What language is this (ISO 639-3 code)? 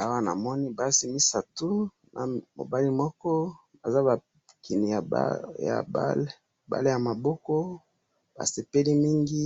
lin